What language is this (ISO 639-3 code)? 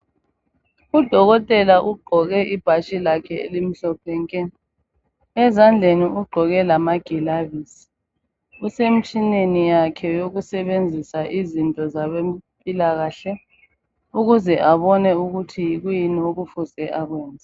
nde